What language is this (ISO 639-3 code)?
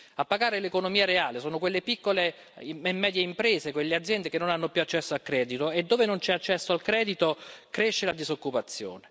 ita